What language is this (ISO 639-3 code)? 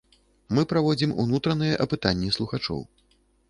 bel